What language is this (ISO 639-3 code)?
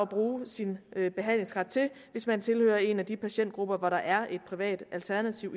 dan